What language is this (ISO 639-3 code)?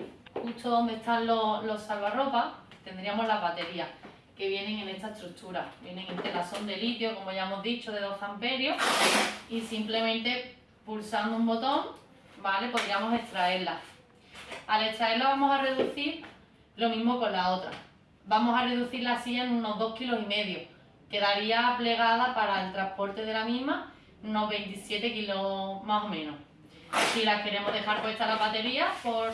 spa